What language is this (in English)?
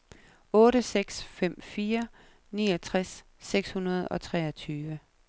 Danish